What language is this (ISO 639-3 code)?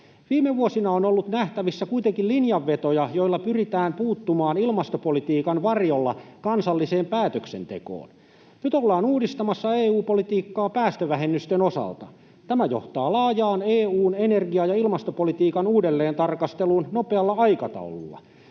fin